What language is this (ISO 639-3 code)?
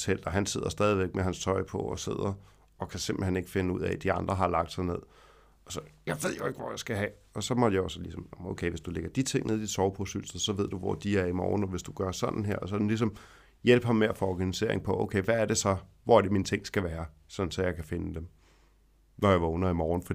dan